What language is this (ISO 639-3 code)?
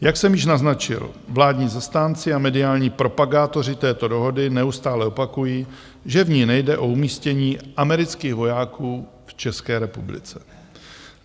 ces